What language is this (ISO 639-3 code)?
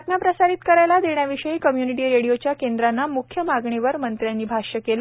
mar